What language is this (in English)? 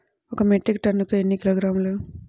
Telugu